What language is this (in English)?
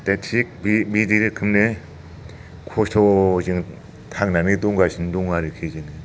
Bodo